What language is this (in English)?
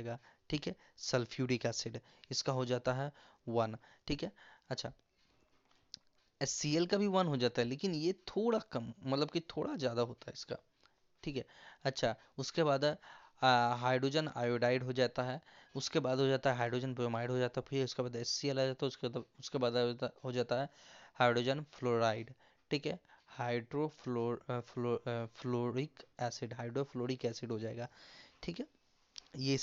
Hindi